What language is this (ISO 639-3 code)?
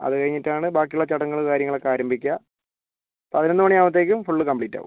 mal